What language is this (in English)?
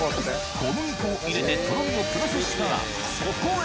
Japanese